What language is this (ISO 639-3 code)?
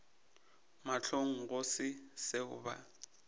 nso